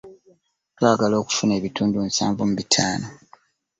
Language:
Ganda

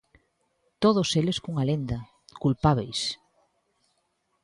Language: Galician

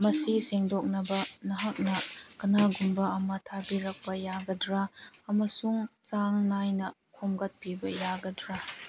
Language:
Manipuri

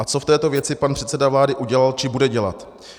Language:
Czech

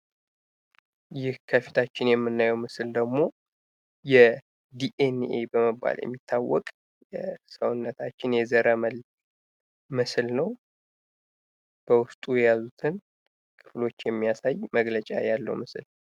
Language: Amharic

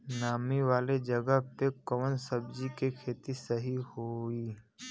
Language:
Bhojpuri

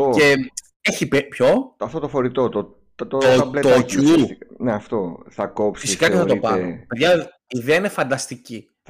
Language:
Greek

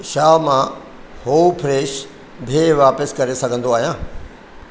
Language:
Sindhi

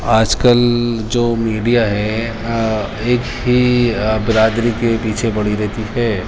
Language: Urdu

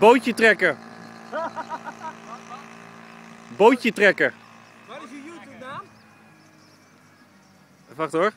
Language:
Dutch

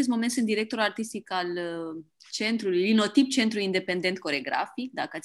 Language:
Romanian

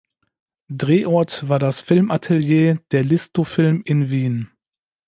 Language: German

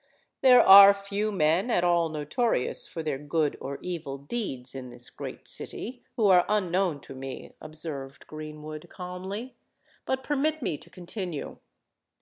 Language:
English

